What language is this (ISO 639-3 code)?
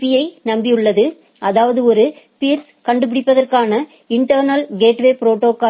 tam